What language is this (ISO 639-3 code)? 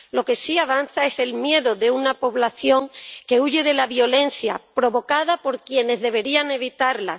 spa